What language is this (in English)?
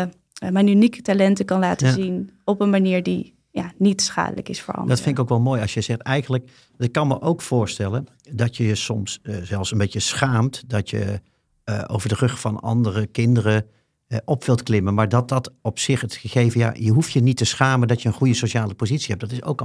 Dutch